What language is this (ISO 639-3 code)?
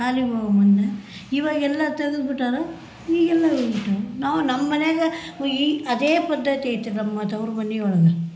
kan